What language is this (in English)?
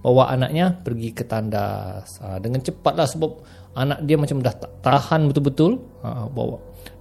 Malay